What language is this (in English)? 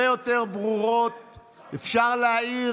Hebrew